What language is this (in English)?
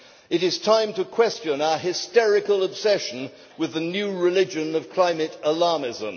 English